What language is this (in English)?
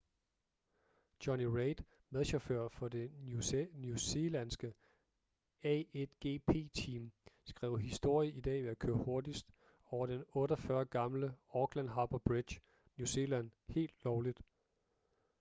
Danish